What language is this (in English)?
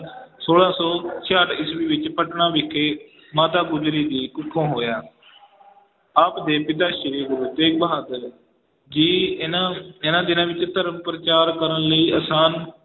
Punjabi